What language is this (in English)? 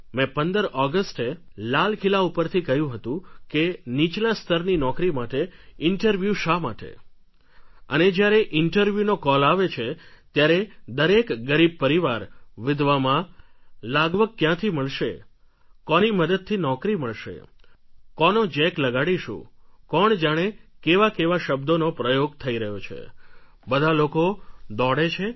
Gujarati